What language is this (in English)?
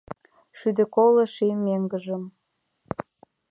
Mari